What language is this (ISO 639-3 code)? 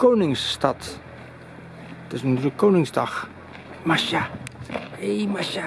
nld